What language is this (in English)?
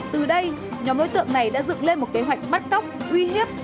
Vietnamese